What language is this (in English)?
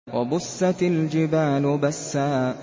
Arabic